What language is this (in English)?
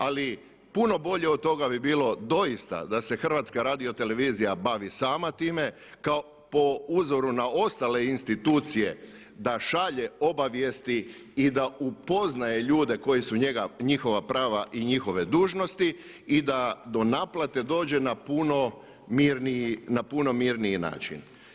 Croatian